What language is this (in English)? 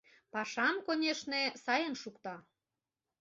Mari